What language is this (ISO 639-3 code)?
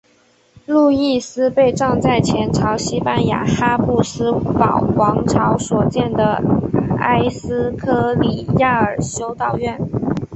zho